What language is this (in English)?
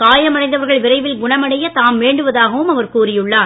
Tamil